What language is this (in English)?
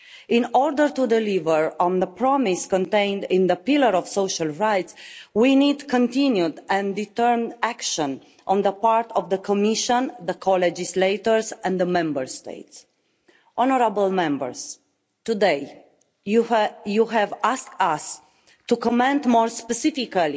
English